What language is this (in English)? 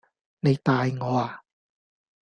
Cantonese